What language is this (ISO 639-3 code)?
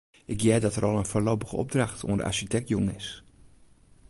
fry